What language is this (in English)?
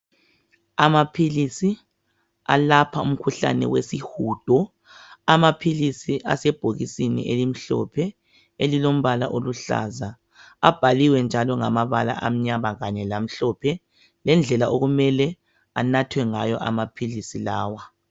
North Ndebele